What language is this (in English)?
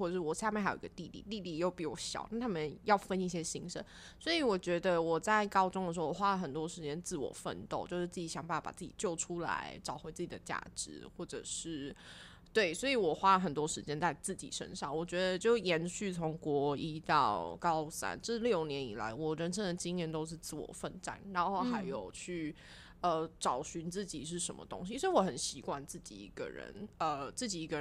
Chinese